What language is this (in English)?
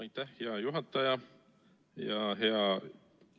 Estonian